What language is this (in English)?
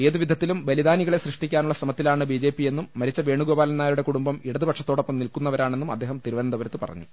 Malayalam